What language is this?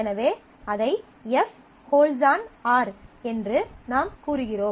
Tamil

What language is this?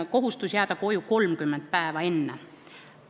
Estonian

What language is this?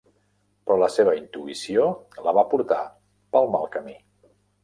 Catalan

